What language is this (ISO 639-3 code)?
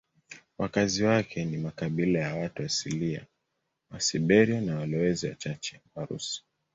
swa